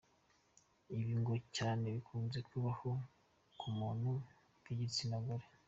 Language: Kinyarwanda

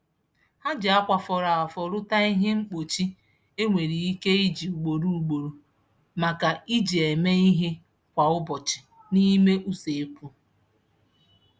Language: Igbo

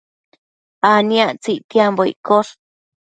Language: Matsés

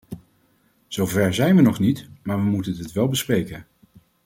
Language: Dutch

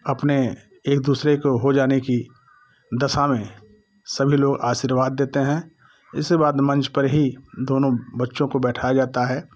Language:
Hindi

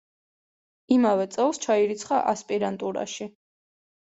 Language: Georgian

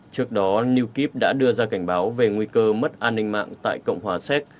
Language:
Vietnamese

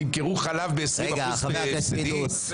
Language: Hebrew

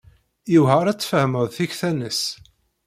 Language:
Kabyle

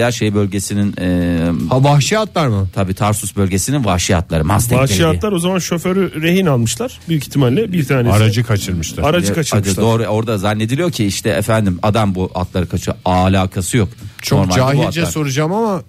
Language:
Turkish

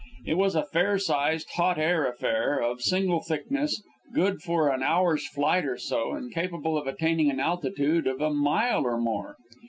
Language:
English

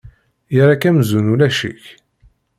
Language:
Kabyle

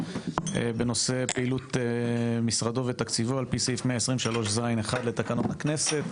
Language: Hebrew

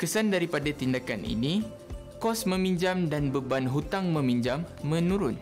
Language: Malay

